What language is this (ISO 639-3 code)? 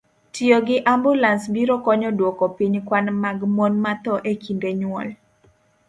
luo